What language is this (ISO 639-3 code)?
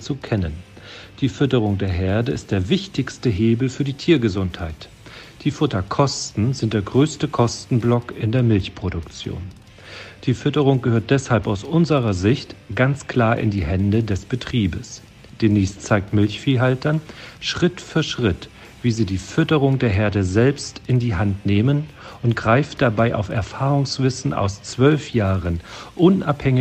deu